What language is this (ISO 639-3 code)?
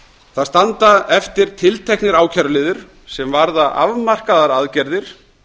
isl